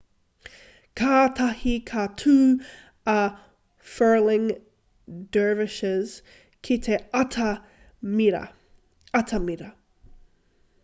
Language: Māori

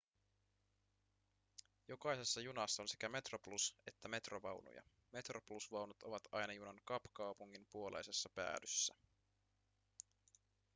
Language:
Finnish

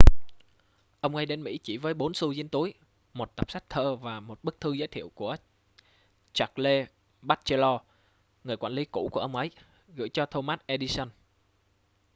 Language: Vietnamese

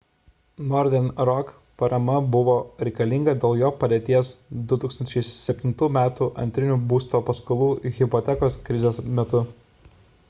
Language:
Lithuanian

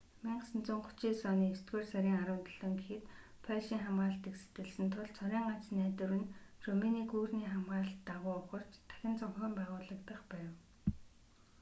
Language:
Mongolian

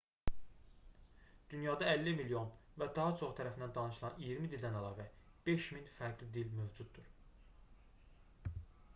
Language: Azerbaijani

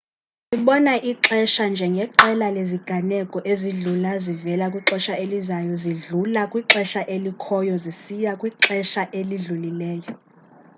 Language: Xhosa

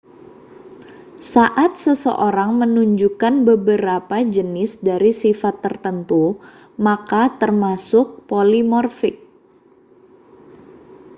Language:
Indonesian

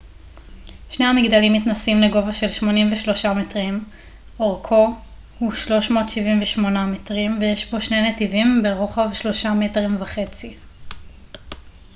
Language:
Hebrew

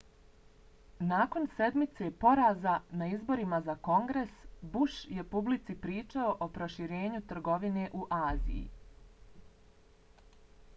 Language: Bosnian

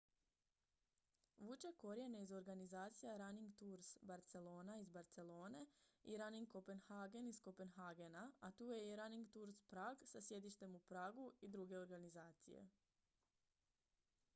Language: Croatian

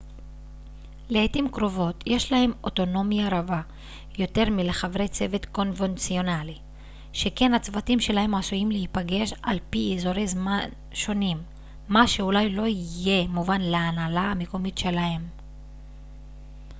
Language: Hebrew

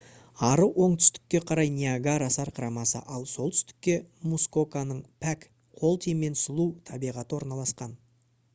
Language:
Kazakh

